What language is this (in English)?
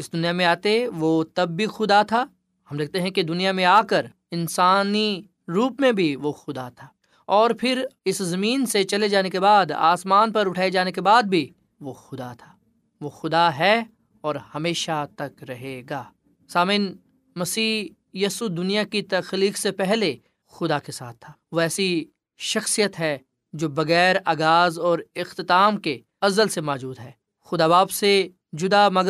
Urdu